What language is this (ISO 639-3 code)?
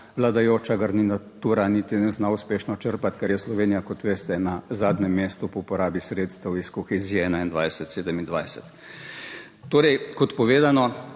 slv